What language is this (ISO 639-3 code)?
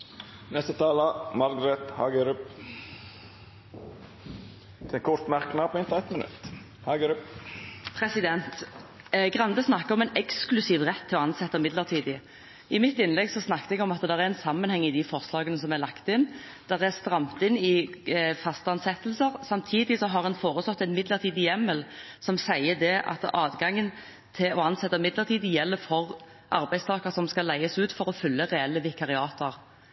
nor